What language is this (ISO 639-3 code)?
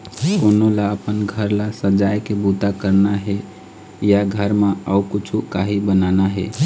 hne